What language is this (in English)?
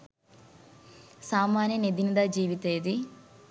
Sinhala